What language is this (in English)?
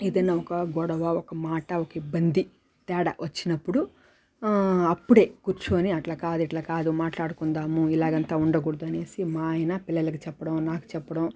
Telugu